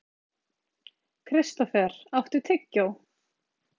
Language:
Icelandic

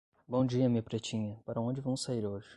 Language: Portuguese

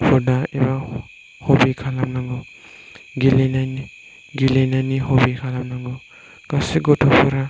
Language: Bodo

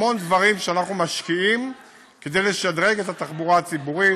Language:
Hebrew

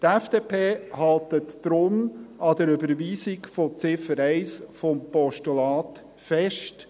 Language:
Swiss German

